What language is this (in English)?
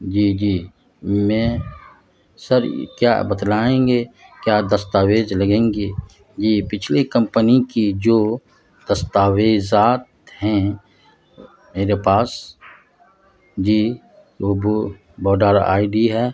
Urdu